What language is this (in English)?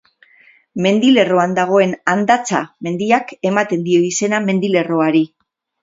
Basque